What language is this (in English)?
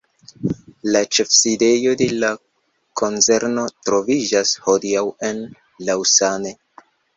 Esperanto